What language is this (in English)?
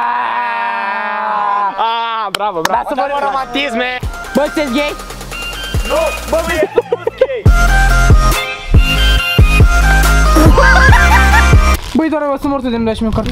Romanian